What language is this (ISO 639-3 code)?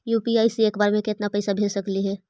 mag